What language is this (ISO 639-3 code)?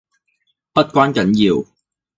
yue